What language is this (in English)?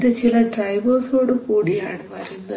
Malayalam